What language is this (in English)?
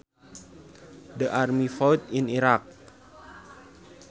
Sundanese